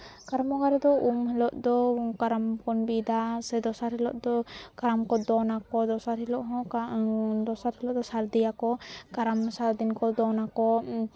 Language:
Santali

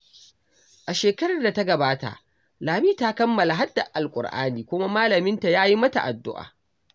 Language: Hausa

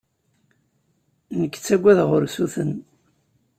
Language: Kabyle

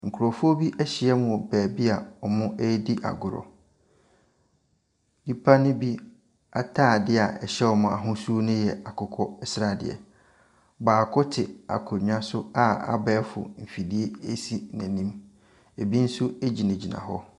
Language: Akan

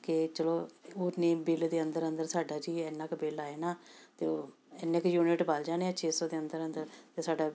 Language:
Punjabi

